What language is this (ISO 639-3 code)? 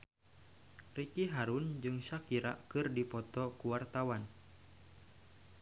sun